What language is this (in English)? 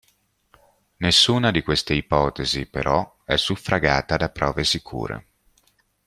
Italian